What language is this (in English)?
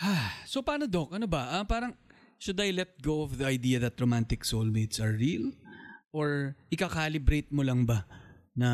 Filipino